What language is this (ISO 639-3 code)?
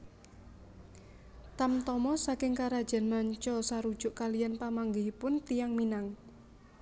jav